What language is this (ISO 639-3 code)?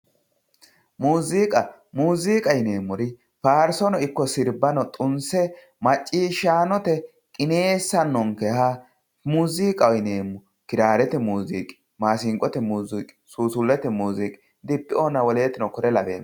sid